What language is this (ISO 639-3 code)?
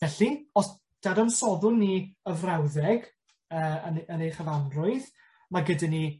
cym